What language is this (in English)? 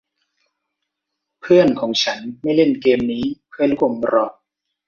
Thai